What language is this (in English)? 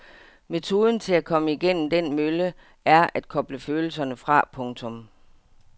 Danish